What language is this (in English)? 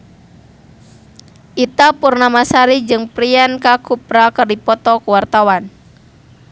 Sundanese